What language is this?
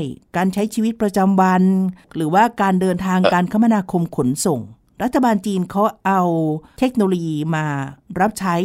Thai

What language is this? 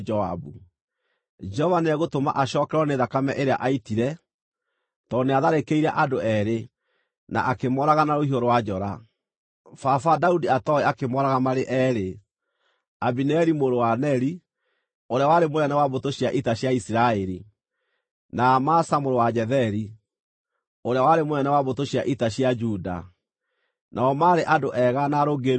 Kikuyu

